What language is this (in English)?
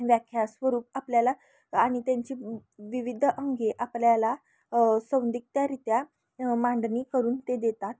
Marathi